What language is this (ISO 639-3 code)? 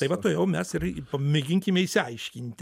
lit